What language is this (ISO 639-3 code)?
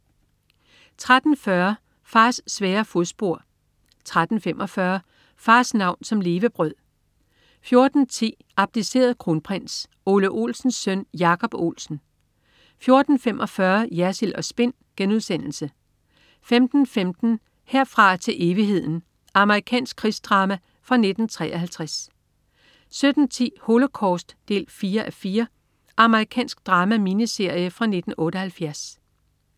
dan